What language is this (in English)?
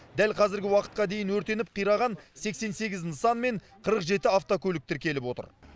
Kazakh